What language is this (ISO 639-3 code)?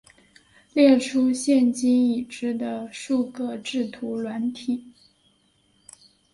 zho